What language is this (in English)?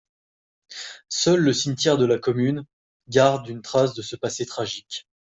French